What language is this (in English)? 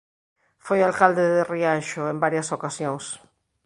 Galician